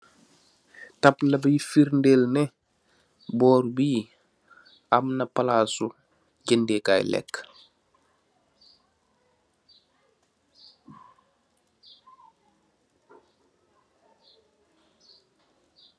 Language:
Wolof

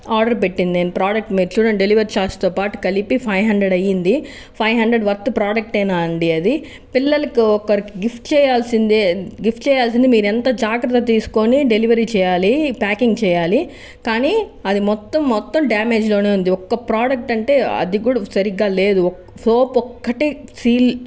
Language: Telugu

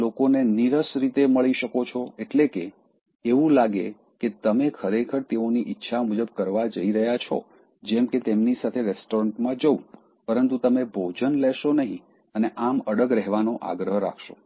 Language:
Gujarati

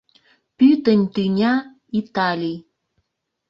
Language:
Mari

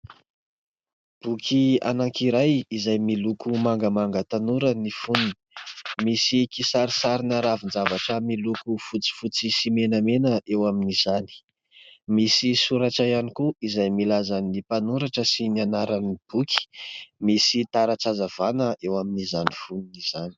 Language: Malagasy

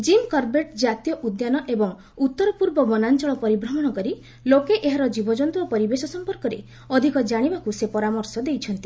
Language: Odia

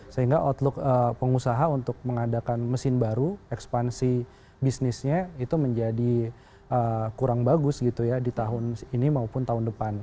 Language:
Indonesian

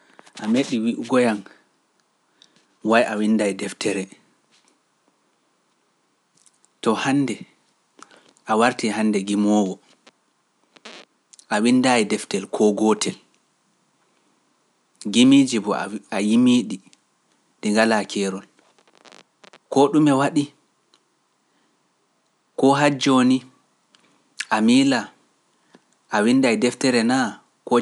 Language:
Pular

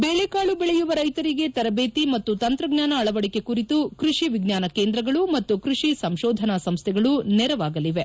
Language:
Kannada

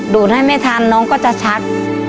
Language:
Thai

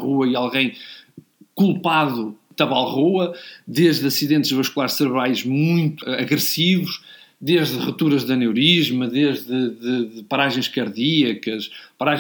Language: Portuguese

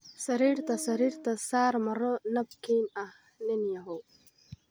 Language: Somali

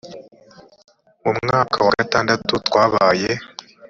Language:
Kinyarwanda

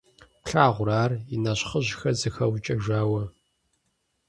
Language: Kabardian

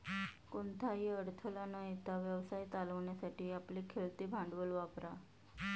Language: Marathi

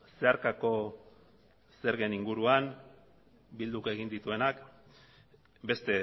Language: Basque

